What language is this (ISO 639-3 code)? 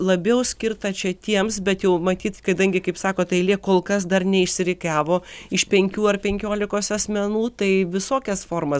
lit